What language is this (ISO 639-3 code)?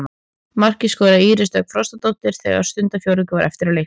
isl